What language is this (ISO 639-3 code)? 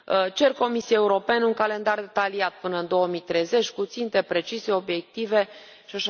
ron